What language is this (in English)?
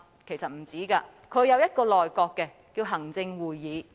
Cantonese